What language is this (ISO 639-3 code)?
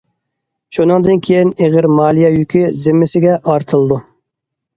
uig